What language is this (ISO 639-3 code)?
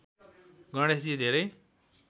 nep